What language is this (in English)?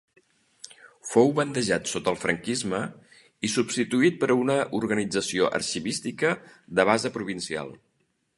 Catalan